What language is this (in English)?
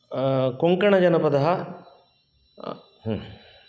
Sanskrit